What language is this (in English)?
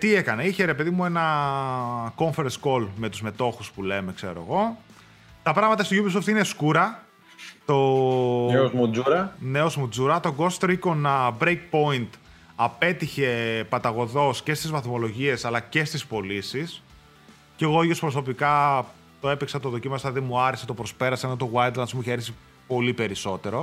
Greek